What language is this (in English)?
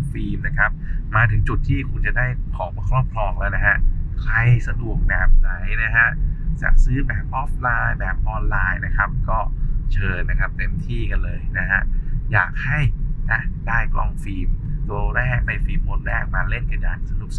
Thai